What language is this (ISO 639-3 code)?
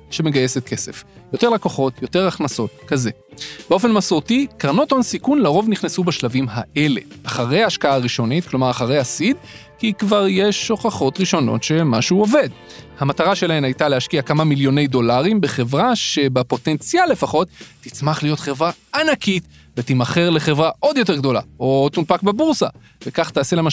heb